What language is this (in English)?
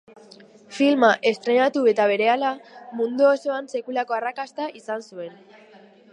Basque